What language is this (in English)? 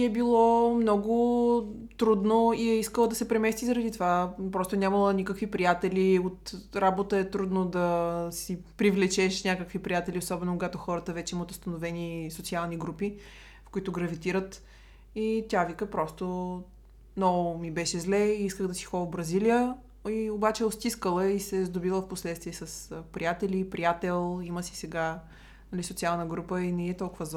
Bulgarian